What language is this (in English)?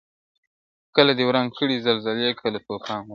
Pashto